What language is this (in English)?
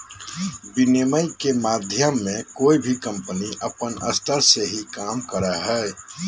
Magahi